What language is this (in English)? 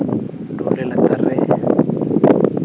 Santali